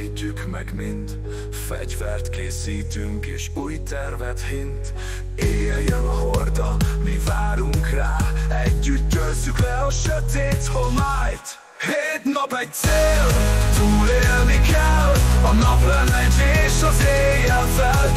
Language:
Hungarian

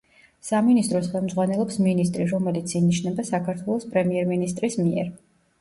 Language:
Georgian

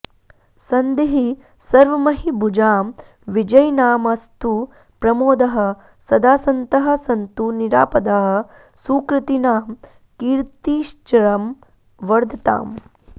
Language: Sanskrit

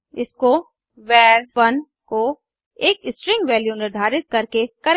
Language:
Hindi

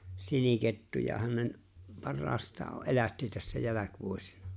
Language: Finnish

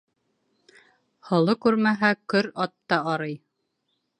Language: Bashkir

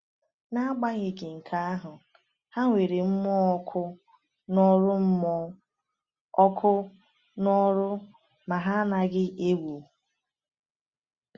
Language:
Igbo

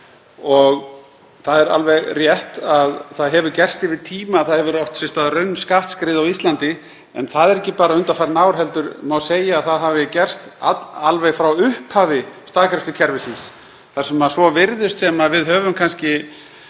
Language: Icelandic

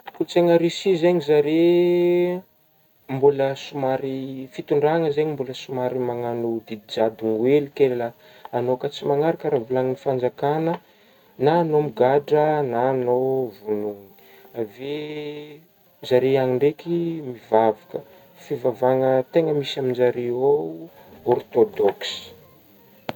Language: Northern Betsimisaraka Malagasy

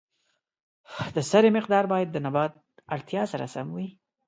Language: Pashto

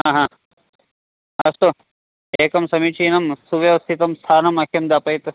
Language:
Sanskrit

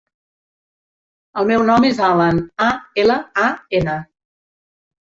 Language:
Catalan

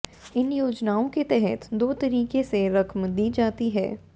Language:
Hindi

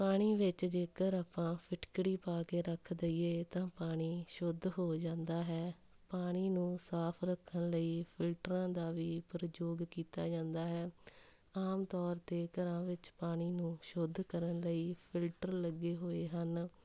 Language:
Punjabi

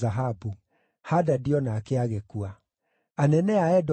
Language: Kikuyu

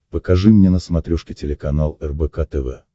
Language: Russian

